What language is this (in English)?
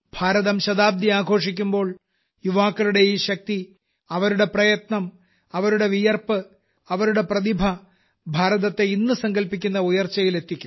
Malayalam